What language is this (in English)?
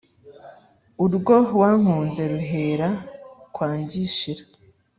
Kinyarwanda